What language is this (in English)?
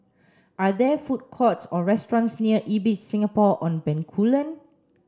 English